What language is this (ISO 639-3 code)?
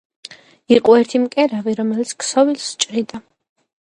kat